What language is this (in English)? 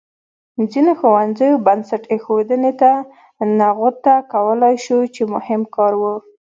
Pashto